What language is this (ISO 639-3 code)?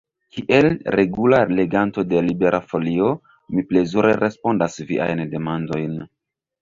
epo